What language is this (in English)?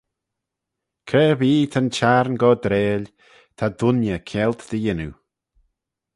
Manx